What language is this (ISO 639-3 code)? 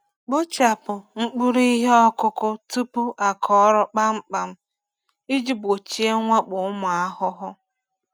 ibo